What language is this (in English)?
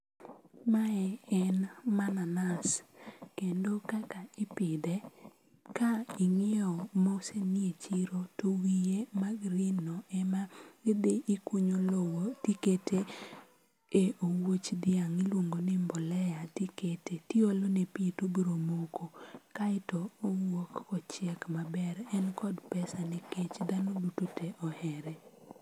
Luo (Kenya and Tanzania)